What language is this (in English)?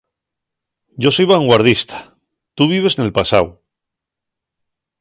Asturian